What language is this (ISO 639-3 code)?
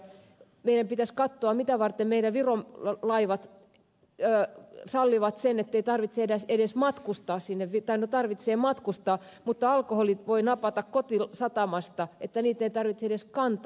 fin